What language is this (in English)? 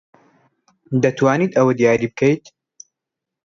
Central Kurdish